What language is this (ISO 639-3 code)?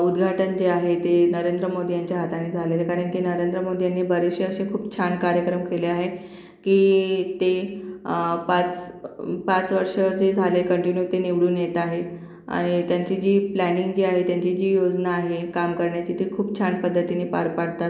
mar